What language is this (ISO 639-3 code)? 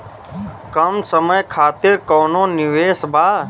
bho